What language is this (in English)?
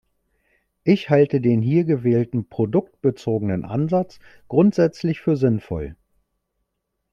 German